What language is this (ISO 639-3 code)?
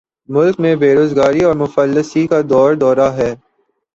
urd